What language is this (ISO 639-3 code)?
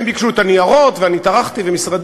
heb